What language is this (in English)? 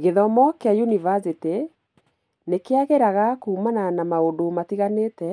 Kikuyu